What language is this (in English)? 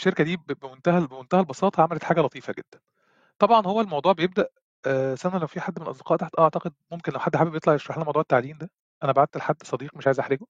Arabic